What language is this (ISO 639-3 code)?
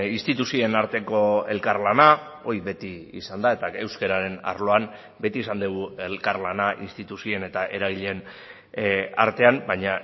eus